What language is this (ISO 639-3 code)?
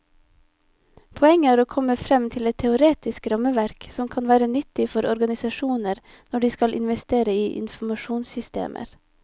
nor